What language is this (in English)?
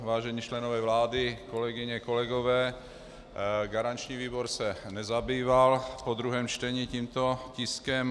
Czech